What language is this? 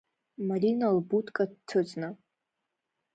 Abkhazian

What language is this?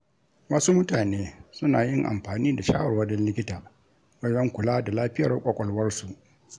Hausa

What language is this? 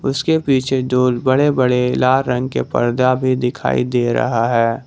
Hindi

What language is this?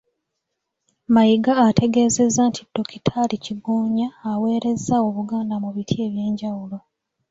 Ganda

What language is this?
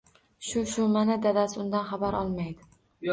Uzbek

